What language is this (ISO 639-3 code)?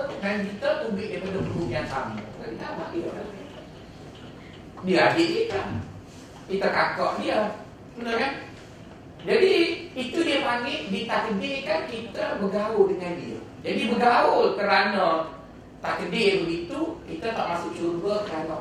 msa